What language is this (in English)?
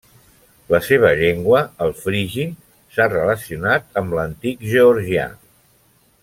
Catalan